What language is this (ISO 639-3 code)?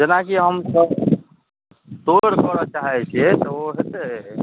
mai